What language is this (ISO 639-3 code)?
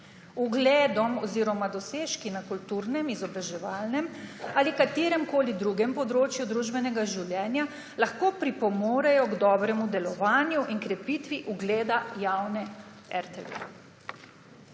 slv